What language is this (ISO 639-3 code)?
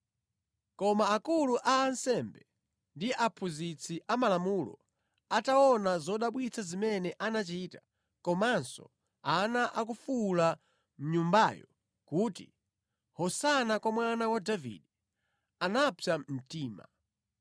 nya